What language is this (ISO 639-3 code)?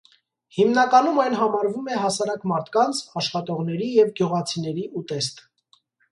hye